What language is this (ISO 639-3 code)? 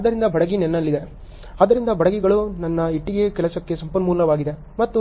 kan